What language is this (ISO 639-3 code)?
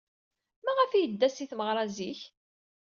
kab